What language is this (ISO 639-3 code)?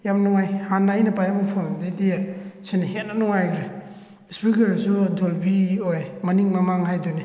mni